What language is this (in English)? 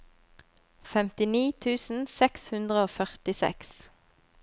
Norwegian